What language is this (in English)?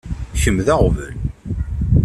Kabyle